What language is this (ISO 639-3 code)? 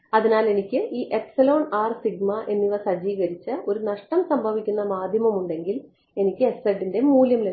mal